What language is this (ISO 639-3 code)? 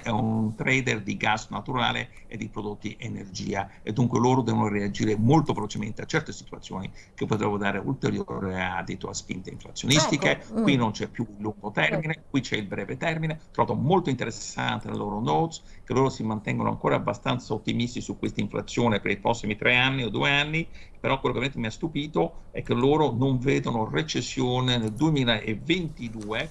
ita